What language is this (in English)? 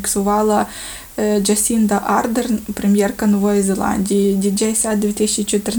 Ukrainian